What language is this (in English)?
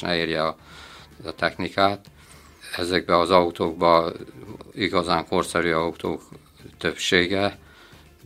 Hungarian